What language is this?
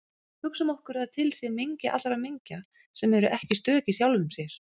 Icelandic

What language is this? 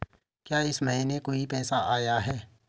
Hindi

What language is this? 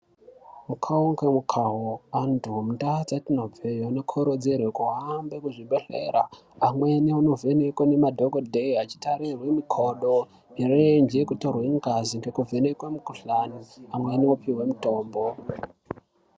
Ndau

